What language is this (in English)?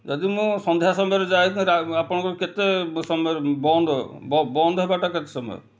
Odia